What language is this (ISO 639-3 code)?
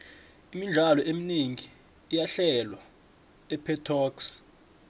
nbl